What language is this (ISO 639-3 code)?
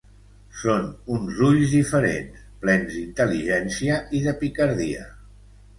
cat